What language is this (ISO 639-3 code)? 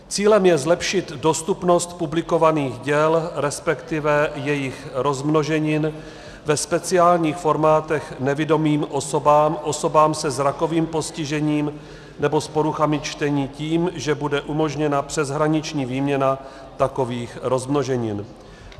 ces